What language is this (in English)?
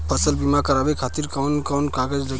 Bhojpuri